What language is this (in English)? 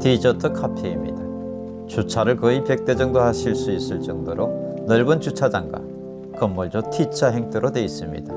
Korean